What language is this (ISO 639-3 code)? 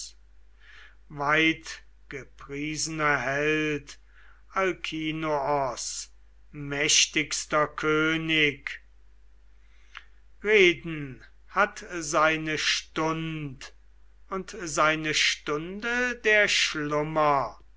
deu